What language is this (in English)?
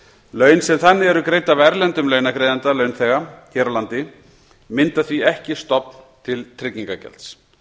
Icelandic